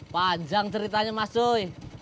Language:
Indonesian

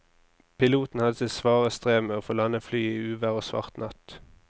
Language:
Norwegian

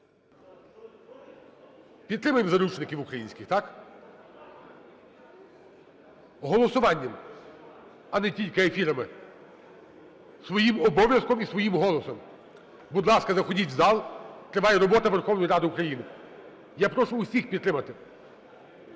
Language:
Ukrainian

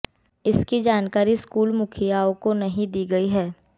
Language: Hindi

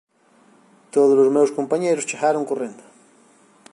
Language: Galician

